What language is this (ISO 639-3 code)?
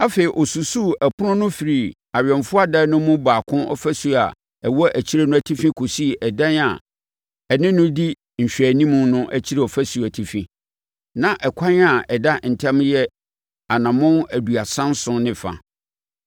aka